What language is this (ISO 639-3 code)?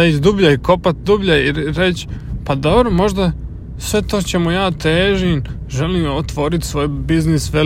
hrv